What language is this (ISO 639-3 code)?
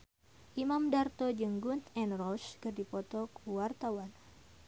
sun